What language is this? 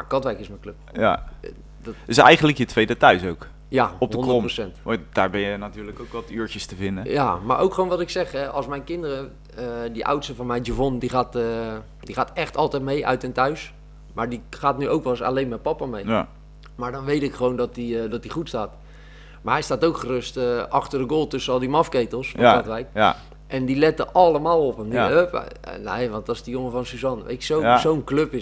Dutch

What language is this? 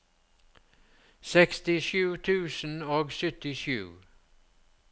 Norwegian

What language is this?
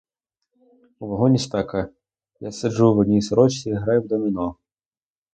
Ukrainian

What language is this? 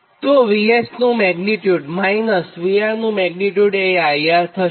Gujarati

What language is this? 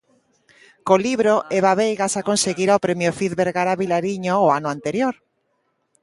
Galician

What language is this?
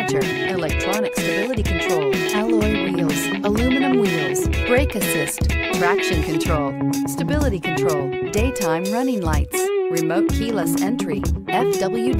English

